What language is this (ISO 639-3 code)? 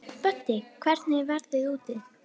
isl